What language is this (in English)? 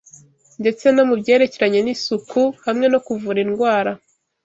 Kinyarwanda